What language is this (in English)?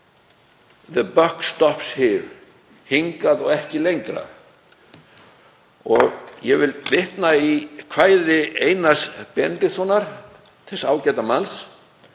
Icelandic